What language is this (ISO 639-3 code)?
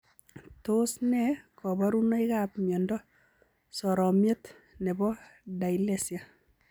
kln